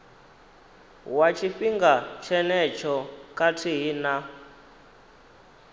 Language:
Venda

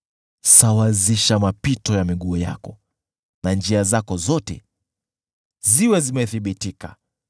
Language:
Swahili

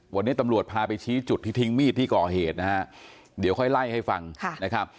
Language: Thai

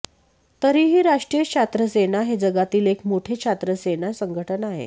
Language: Marathi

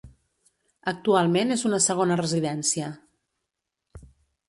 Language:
Catalan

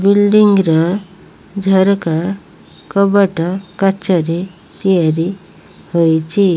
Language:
Odia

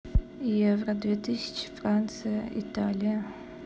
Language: Russian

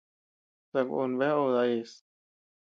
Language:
Tepeuxila Cuicatec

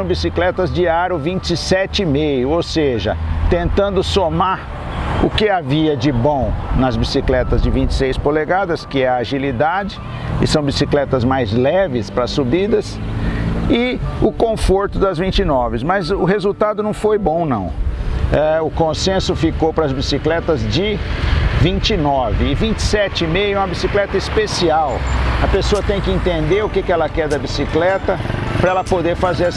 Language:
Portuguese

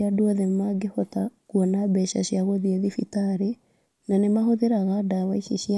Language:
Kikuyu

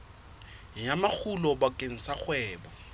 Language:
Southern Sotho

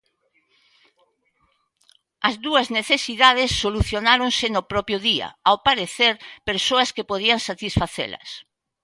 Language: Galician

